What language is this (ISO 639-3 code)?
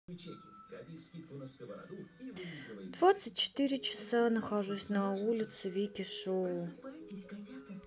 rus